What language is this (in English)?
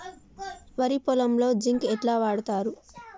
Telugu